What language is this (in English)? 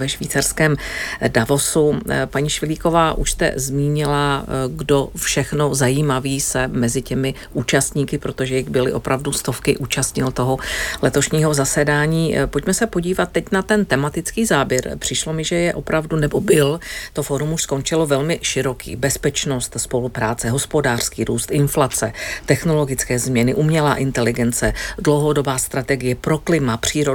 Czech